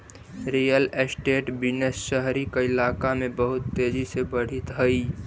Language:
Magahi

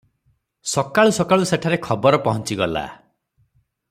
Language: Odia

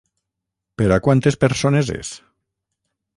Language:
Catalan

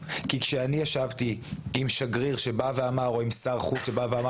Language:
Hebrew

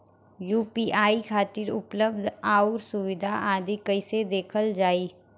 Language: Bhojpuri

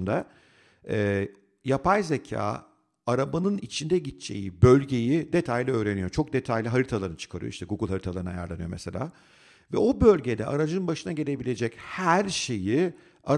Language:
Turkish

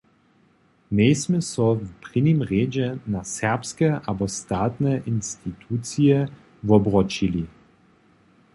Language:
Upper Sorbian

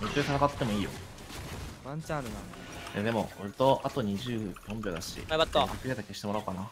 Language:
Japanese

